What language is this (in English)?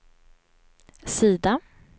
Swedish